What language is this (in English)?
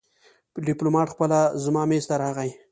Pashto